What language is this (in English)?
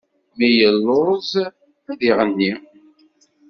Kabyle